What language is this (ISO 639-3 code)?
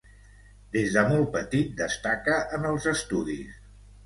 cat